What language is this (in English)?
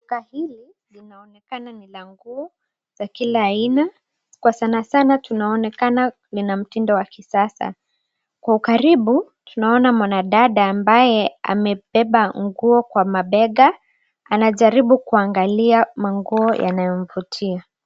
Swahili